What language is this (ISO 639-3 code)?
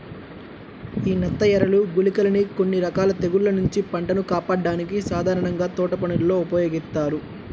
tel